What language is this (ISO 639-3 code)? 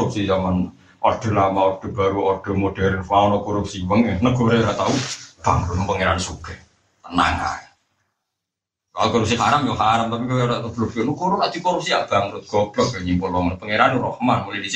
msa